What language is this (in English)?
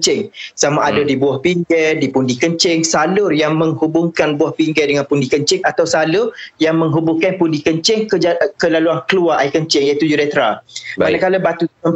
Malay